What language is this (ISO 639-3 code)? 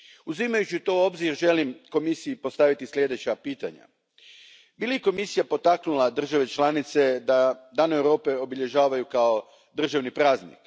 hrv